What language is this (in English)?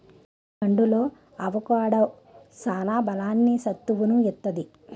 Telugu